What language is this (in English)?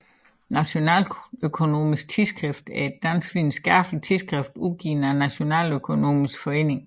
Danish